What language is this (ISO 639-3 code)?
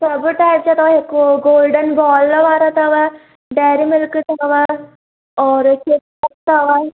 snd